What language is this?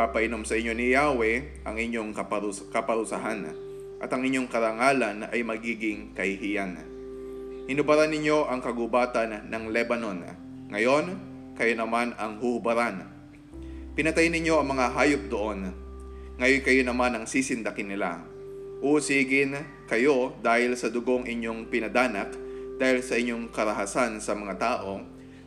Filipino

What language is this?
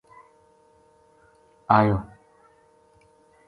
Gujari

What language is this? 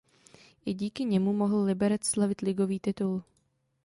Czech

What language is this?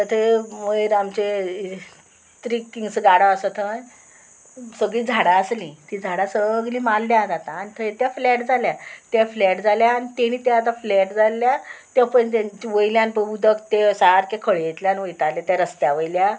Konkani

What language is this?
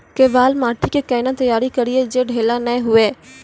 Maithili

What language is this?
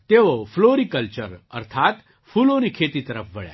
Gujarati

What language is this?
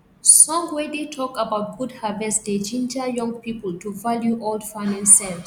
Nigerian Pidgin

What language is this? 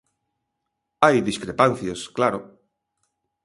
Galician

